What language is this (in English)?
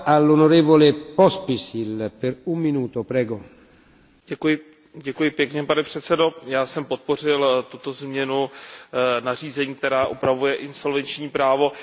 Czech